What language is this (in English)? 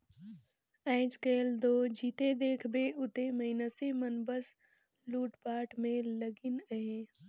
Chhattisgarhi